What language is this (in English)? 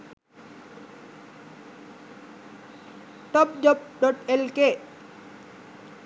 Sinhala